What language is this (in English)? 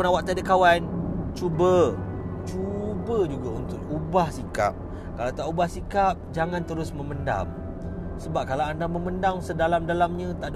Malay